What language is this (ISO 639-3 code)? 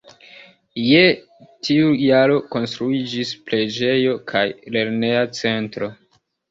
epo